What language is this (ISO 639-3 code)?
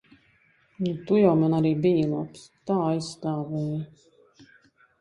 lav